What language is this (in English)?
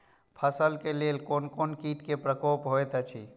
Maithili